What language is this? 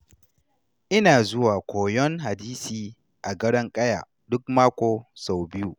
Hausa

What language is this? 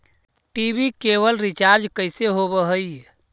Magahi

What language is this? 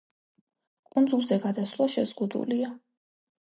Georgian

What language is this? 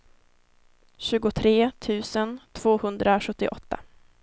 Swedish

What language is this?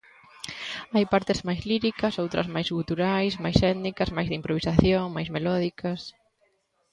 Galician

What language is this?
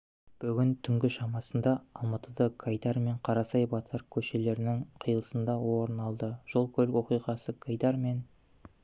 Kazakh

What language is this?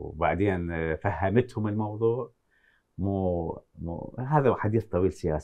Arabic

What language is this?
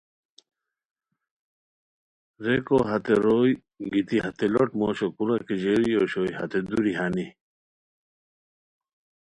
Khowar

